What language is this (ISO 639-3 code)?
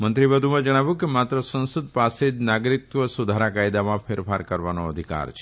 guj